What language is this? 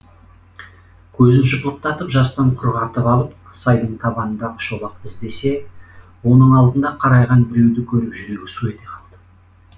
Kazakh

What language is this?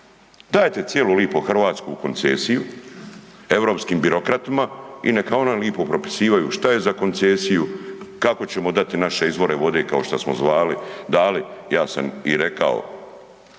Croatian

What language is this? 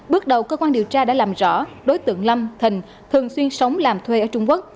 Vietnamese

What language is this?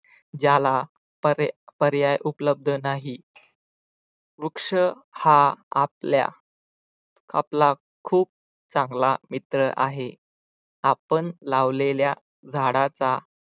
Marathi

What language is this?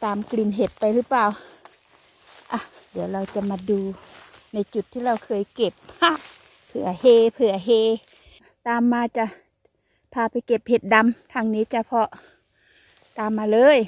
Thai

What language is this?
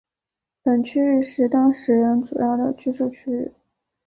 Chinese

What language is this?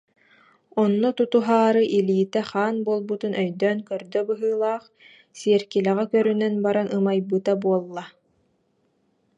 Yakut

